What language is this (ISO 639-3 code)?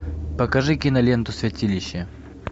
rus